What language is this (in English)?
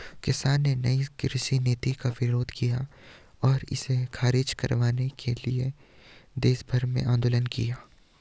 Hindi